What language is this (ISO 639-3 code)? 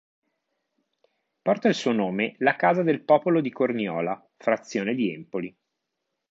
ita